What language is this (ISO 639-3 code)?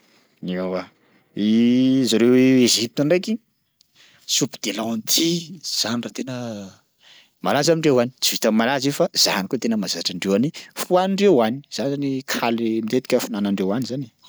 skg